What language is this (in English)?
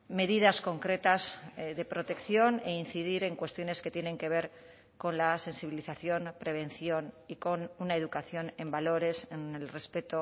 Spanish